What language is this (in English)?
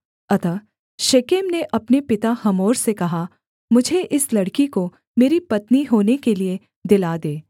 Hindi